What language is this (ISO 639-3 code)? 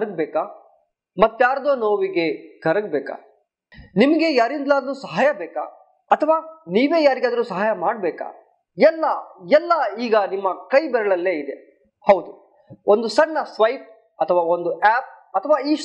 kan